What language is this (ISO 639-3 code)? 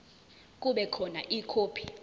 zul